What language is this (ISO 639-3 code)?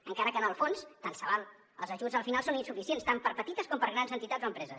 cat